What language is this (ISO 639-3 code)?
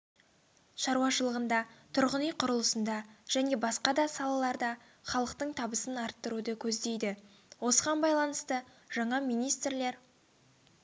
kaz